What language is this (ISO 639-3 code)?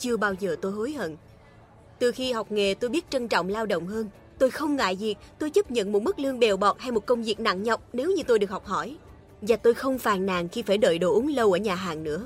vie